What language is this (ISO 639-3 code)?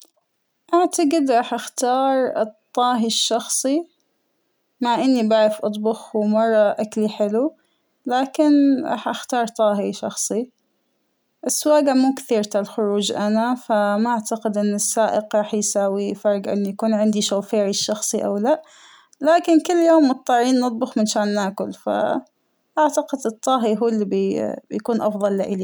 acw